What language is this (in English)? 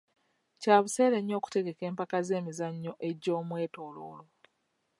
Ganda